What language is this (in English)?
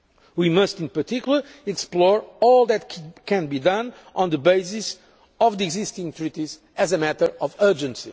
English